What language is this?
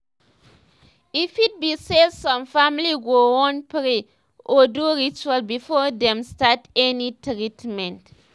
Nigerian Pidgin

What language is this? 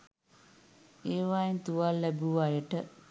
Sinhala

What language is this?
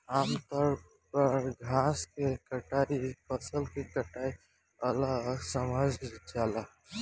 Bhojpuri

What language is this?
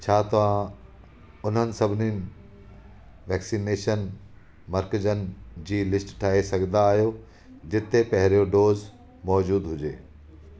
Sindhi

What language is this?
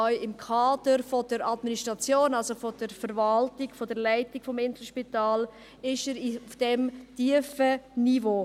Swiss German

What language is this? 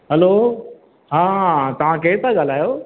Sindhi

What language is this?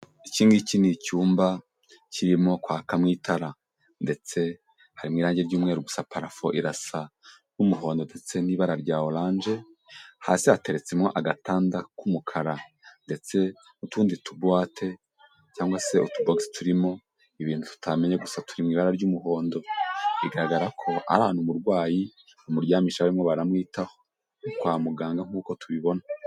Kinyarwanda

